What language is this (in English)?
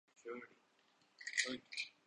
Urdu